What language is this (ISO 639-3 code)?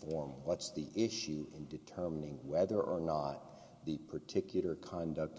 eng